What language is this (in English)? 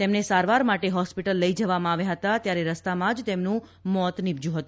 Gujarati